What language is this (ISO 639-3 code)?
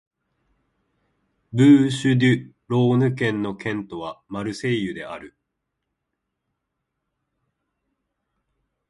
jpn